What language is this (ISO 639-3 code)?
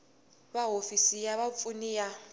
tso